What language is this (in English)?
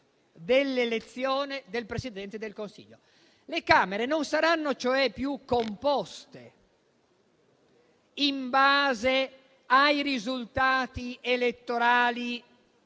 Italian